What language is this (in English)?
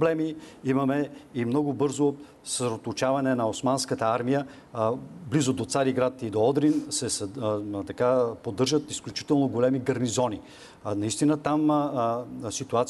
Bulgarian